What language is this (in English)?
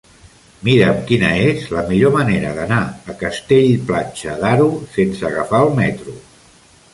Catalan